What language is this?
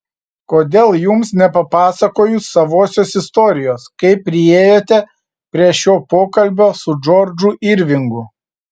Lithuanian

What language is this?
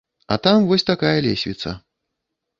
Belarusian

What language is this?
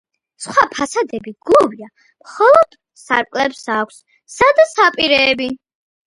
Georgian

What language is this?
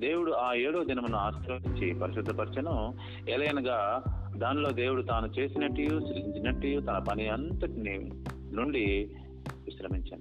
Telugu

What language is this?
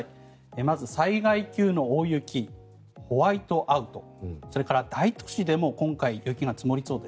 Japanese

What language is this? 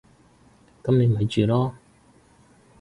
Cantonese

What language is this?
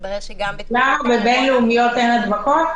Hebrew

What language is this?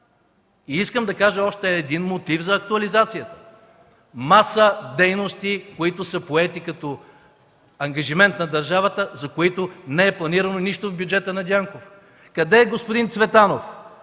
Bulgarian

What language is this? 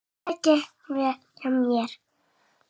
Icelandic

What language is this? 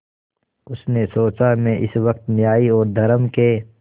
Hindi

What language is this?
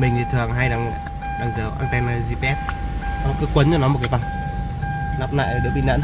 Vietnamese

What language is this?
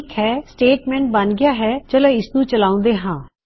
Punjabi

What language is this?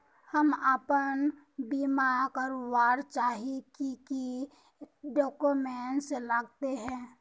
Magahi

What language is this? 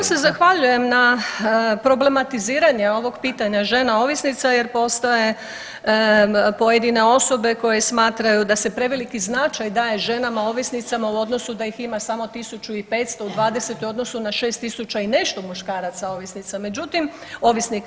Croatian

